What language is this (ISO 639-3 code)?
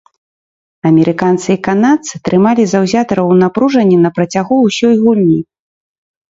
bel